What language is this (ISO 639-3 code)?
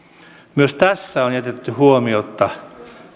fin